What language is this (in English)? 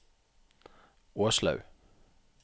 Norwegian